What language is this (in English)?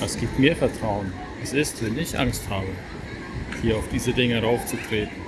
German